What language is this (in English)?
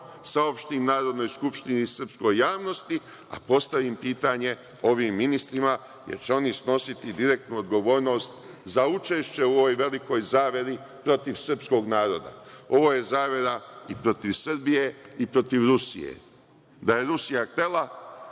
Serbian